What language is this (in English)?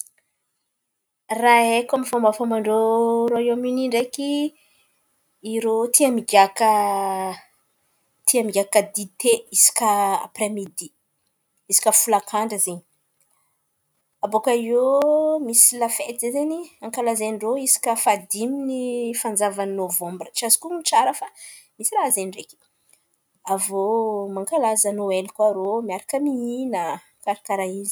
Antankarana Malagasy